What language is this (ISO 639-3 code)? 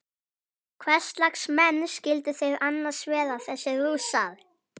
isl